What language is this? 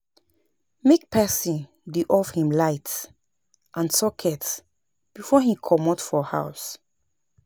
Nigerian Pidgin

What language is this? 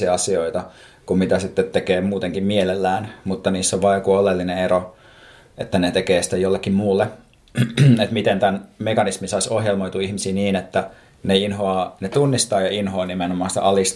Finnish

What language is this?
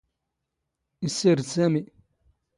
Standard Moroccan Tamazight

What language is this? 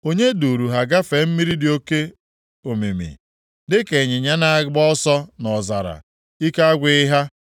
Igbo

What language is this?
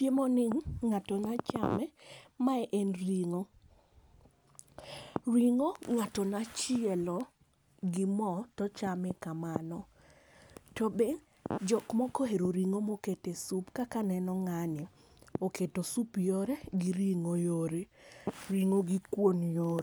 Luo (Kenya and Tanzania)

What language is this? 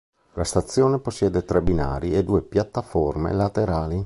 Italian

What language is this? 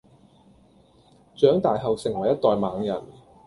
Cantonese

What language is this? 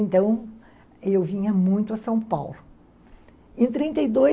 Portuguese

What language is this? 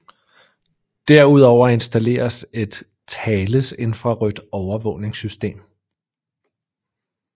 Danish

